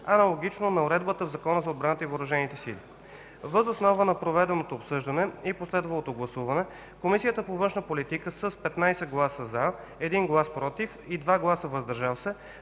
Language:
Bulgarian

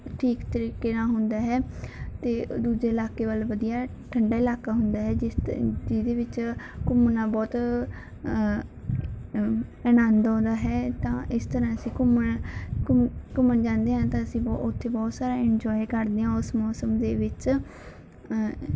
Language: Punjabi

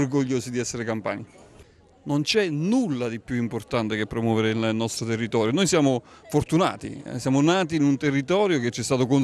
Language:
Italian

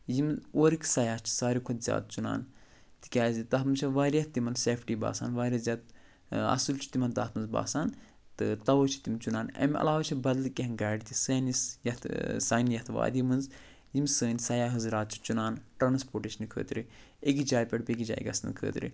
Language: Kashmiri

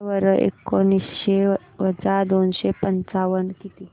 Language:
Marathi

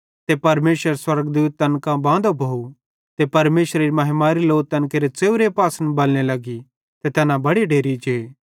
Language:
Bhadrawahi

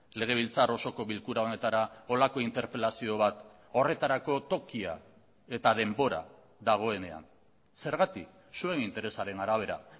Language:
Basque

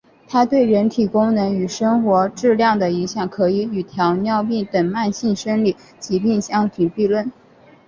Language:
Chinese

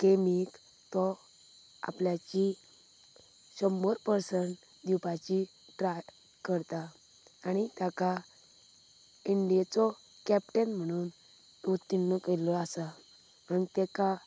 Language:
Konkani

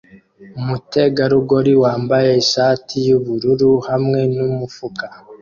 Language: Kinyarwanda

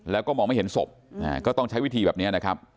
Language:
Thai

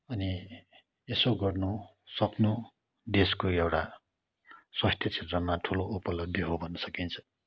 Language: Nepali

